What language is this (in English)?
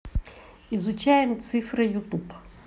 Russian